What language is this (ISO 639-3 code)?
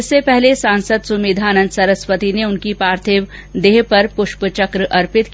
hin